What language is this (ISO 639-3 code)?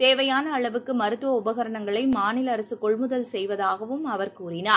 tam